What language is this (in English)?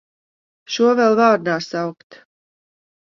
Latvian